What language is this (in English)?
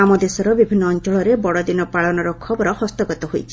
Odia